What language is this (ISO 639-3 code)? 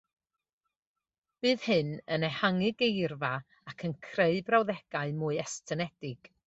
cym